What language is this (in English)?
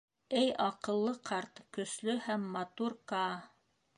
Bashkir